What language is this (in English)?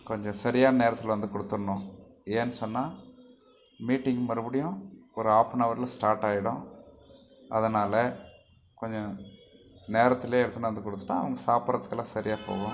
Tamil